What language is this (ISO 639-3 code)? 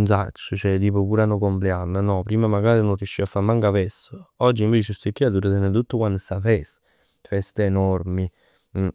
nap